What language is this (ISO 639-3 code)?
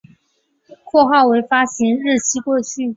zho